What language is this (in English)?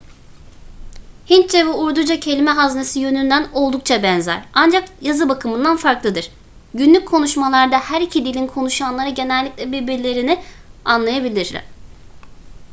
Turkish